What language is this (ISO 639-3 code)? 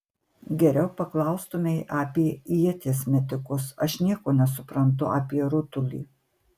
lit